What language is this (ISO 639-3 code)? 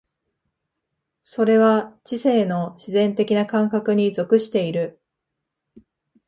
jpn